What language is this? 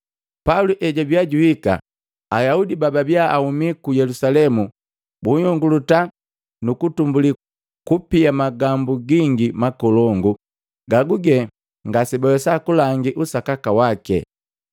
Matengo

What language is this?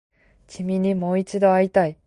Japanese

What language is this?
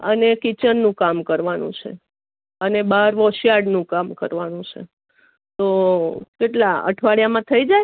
Gujarati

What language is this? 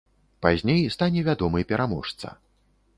Belarusian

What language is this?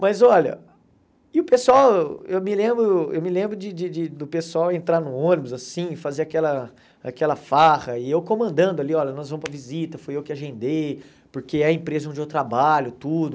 Portuguese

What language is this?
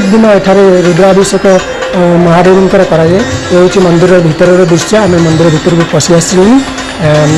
Odia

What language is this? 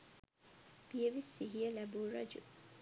Sinhala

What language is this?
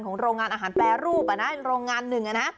Thai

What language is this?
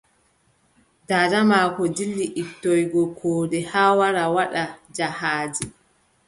Adamawa Fulfulde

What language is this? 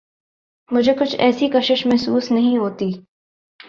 Urdu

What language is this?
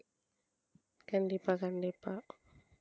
Tamil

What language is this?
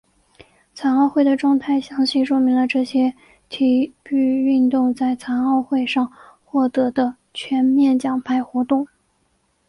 Chinese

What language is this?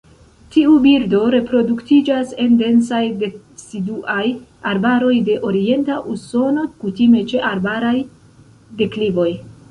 Esperanto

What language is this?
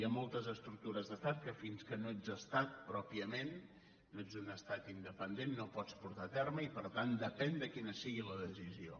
Catalan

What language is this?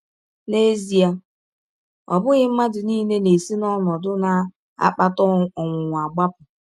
Igbo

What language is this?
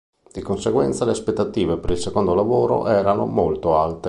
Italian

